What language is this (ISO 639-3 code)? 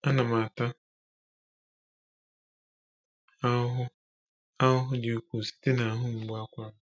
ibo